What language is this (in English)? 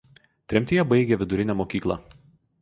Lithuanian